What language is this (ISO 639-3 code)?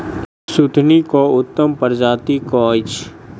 mai